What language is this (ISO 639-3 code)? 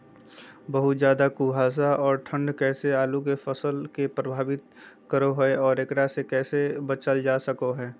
mag